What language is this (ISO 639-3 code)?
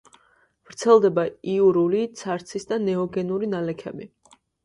kat